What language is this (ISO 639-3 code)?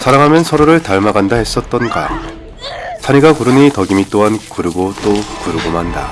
kor